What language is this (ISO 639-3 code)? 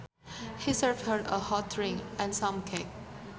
sun